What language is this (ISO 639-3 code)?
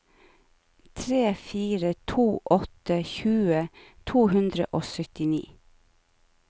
nor